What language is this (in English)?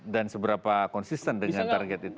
Indonesian